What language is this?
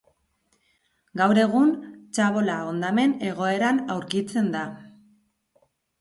Basque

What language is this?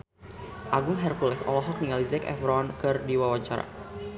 Sundanese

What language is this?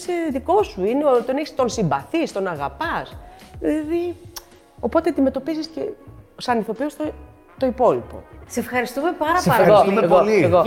Greek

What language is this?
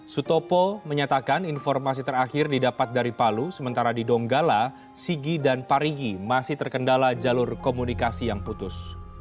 Indonesian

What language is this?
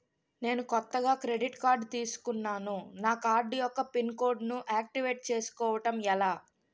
Telugu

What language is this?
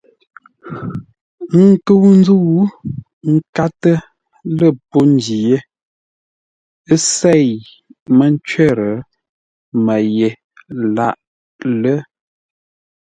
Ngombale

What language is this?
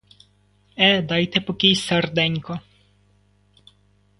Ukrainian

